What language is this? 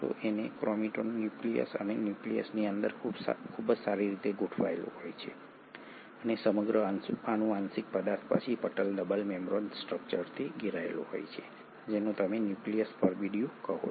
Gujarati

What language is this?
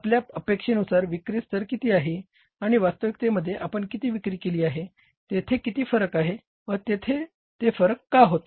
Marathi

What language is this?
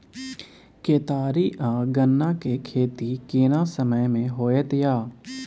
Maithili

